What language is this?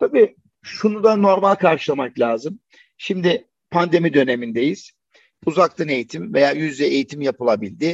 Turkish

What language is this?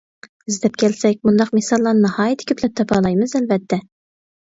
Uyghur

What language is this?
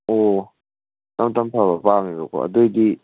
Manipuri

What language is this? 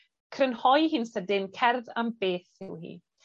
Welsh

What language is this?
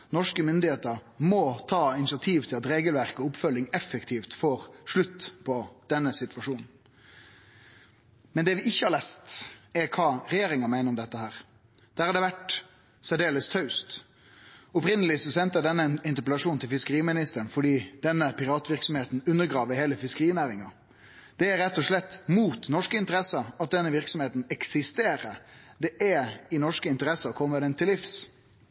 Norwegian Nynorsk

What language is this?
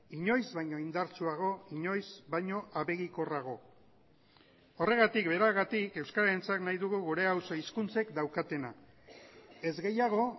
Basque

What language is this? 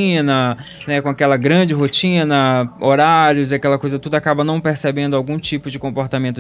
Portuguese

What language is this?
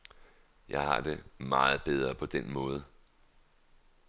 Danish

